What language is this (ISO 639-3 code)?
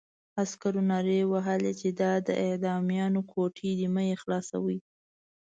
pus